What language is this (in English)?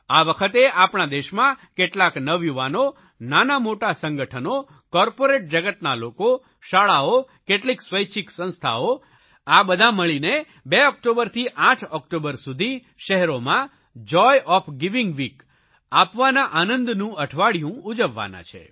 Gujarati